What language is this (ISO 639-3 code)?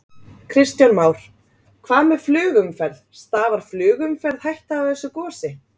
isl